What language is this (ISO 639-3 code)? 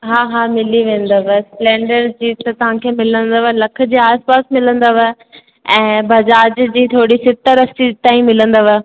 snd